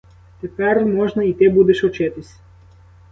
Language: Ukrainian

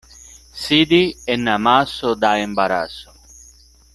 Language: Esperanto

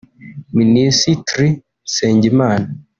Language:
Kinyarwanda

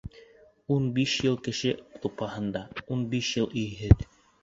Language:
Bashkir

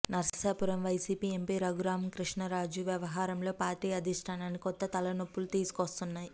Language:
Telugu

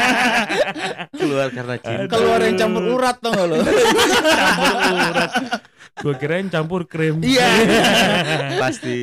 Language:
Indonesian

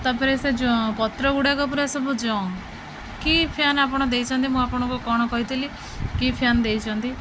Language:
Odia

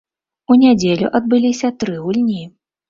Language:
Belarusian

